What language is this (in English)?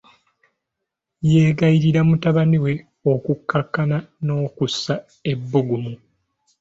Ganda